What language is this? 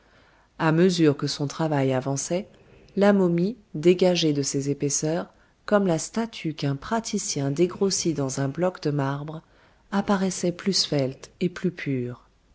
French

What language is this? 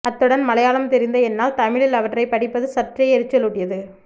Tamil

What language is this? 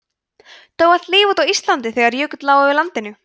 Icelandic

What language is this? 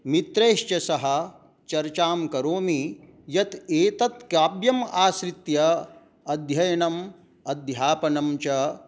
Sanskrit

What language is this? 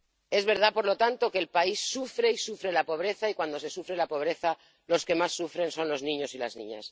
Spanish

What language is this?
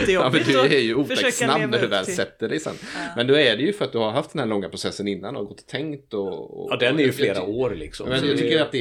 Swedish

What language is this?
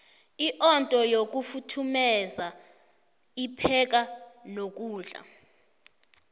South Ndebele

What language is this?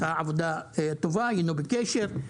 Hebrew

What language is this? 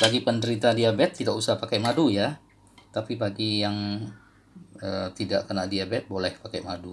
Indonesian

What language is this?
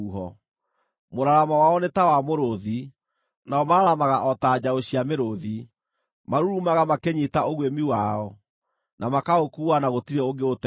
Kikuyu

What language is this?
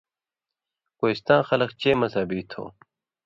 Indus Kohistani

